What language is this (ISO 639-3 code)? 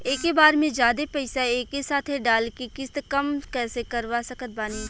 bho